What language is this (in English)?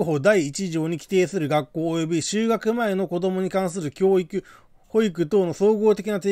Japanese